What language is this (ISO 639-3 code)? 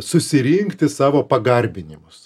lit